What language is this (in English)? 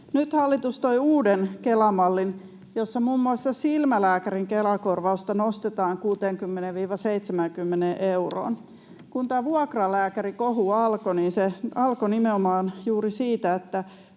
Finnish